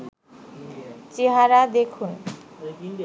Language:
Bangla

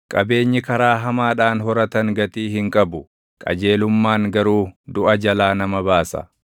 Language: Oromo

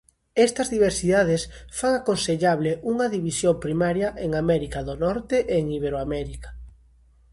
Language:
Galician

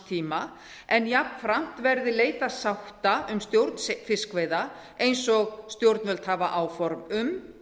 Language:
Icelandic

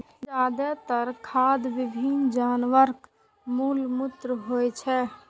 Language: Maithili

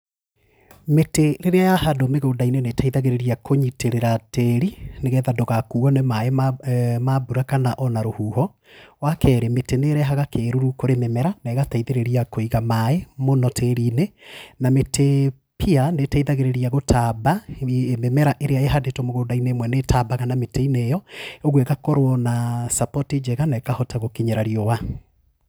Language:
Kikuyu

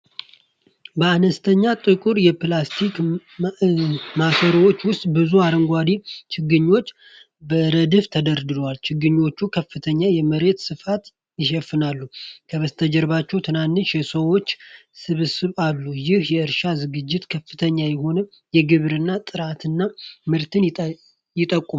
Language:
Amharic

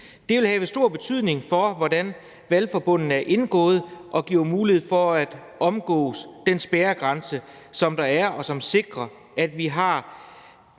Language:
Danish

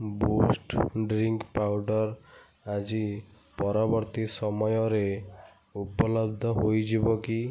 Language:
Odia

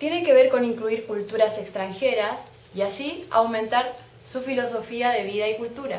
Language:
Spanish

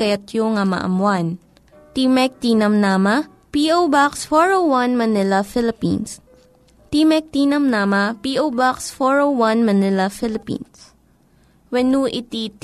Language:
Filipino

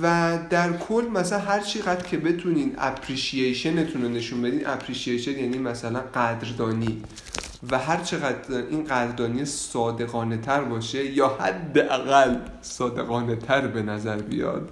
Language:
Persian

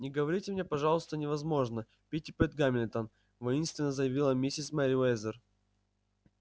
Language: Russian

